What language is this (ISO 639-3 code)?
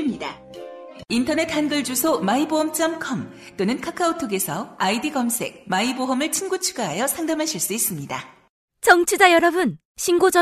kor